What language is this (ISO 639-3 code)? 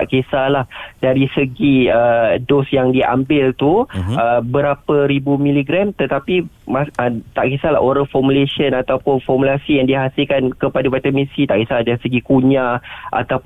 msa